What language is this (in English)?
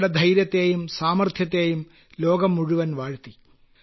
Malayalam